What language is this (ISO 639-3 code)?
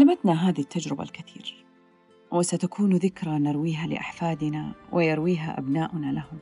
ara